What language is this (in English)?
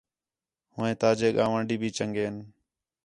Khetrani